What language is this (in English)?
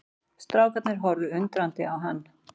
Icelandic